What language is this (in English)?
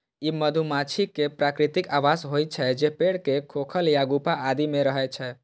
Maithili